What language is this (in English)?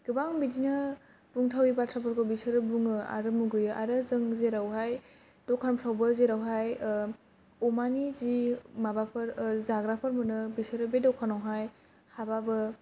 Bodo